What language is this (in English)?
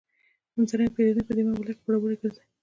Pashto